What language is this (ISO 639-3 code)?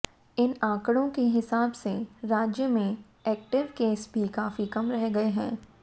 hin